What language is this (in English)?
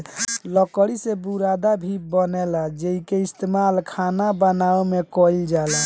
Bhojpuri